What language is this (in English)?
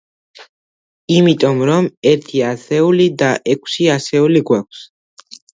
Georgian